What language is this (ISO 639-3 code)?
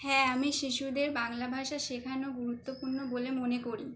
ben